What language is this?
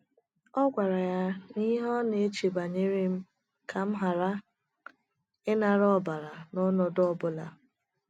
Igbo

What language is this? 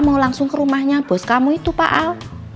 Indonesian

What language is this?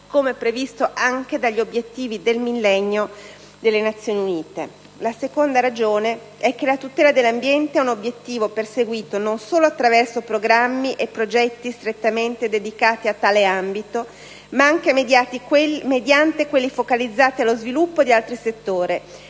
Italian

